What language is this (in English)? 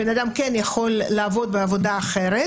Hebrew